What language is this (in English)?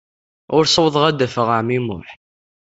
Kabyle